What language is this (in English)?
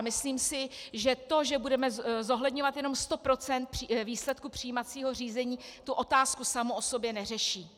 Czech